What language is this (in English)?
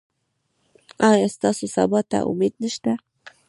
Pashto